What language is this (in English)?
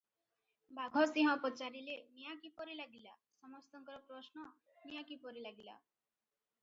Odia